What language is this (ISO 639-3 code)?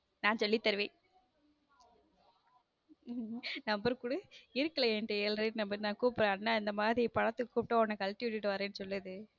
tam